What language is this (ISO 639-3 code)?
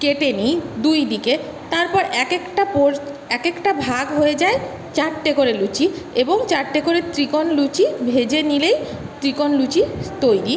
ben